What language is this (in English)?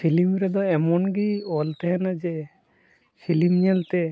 Santali